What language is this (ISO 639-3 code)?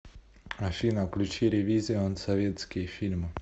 rus